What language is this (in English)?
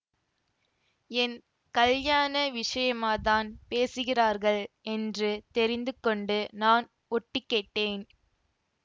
Tamil